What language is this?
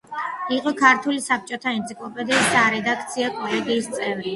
Georgian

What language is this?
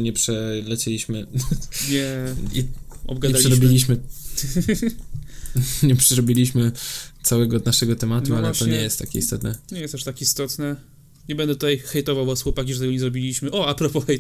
Polish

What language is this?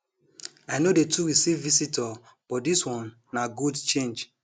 Nigerian Pidgin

